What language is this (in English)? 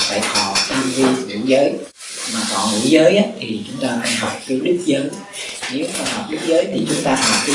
Vietnamese